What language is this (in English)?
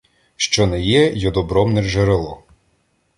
Ukrainian